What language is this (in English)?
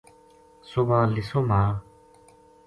Gujari